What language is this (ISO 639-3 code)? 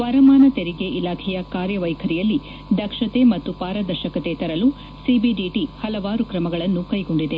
kan